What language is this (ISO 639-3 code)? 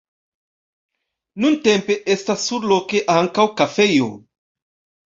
epo